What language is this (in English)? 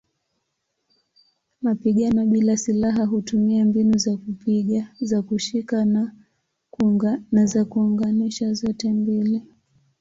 Swahili